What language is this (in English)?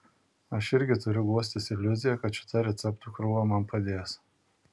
Lithuanian